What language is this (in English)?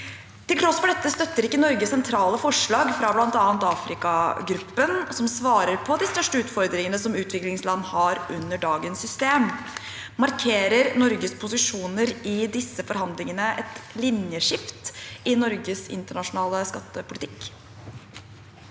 Norwegian